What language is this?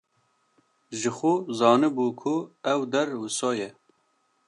Kurdish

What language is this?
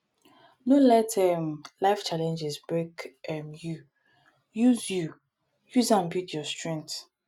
Nigerian Pidgin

